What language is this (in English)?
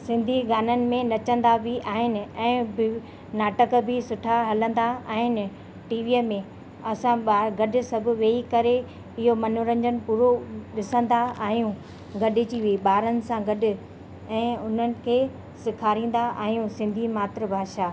Sindhi